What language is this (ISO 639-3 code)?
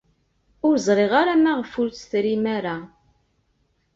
kab